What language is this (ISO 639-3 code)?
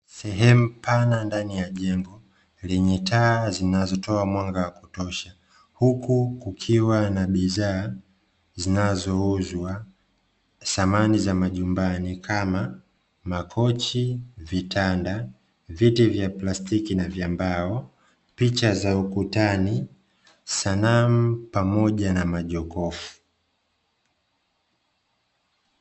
swa